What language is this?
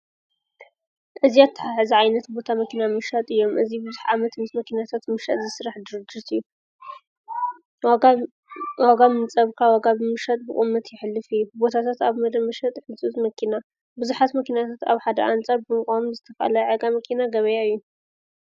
Tigrinya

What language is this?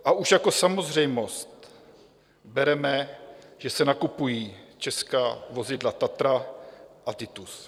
Czech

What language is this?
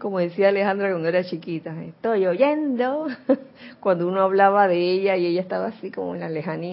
Spanish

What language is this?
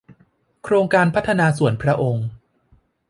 Thai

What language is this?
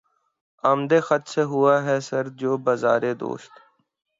Urdu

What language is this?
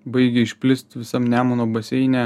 Lithuanian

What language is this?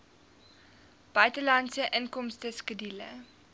Afrikaans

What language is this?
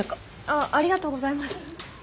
Japanese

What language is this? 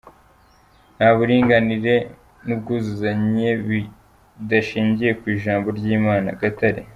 Kinyarwanda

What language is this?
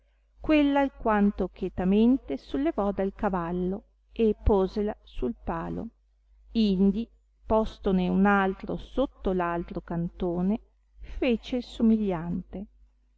Italian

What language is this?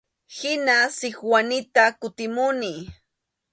Arequipa-La Unión Quechua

